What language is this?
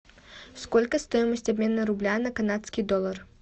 Russian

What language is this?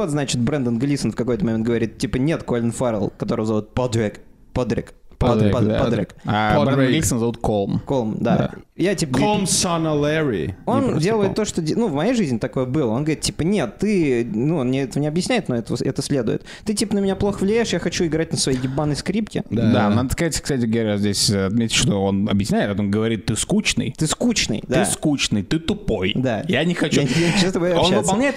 Russian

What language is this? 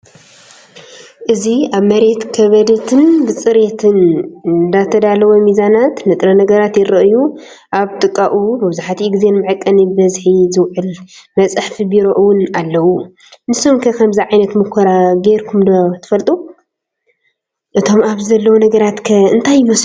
Tigrinya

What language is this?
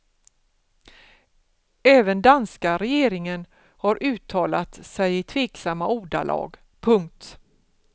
Swedish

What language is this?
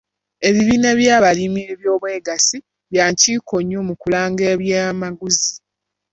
Ganda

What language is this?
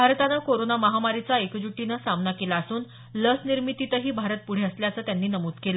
Marathi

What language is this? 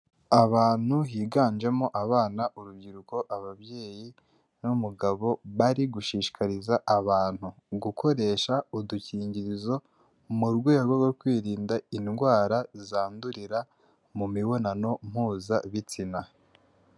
Kinyarwanda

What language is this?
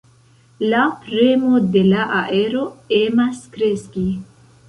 Esperanto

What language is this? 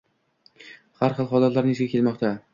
Uzbek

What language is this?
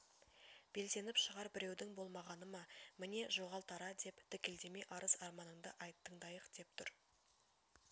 Kazakh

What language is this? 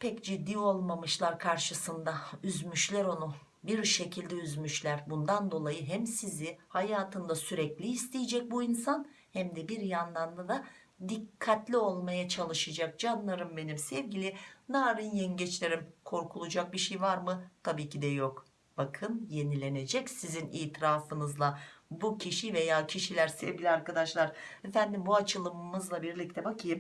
Turkish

